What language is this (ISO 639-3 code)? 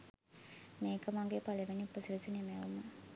sin